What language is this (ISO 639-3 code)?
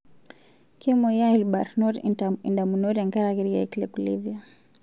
mas